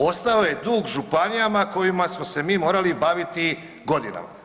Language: Croatian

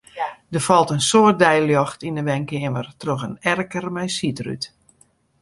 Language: Western Frisian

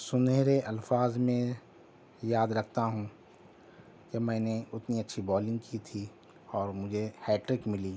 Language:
Urdu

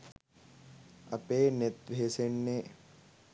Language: Sinhala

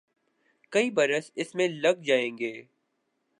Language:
Urdu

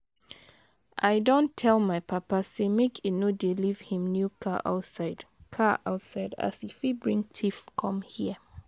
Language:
Nigerian Pidgin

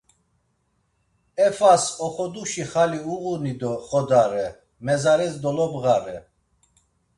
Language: Laz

